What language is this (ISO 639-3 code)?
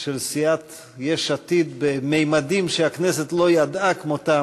heb